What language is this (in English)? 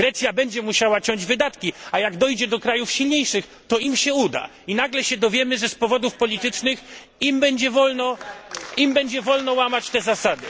Polish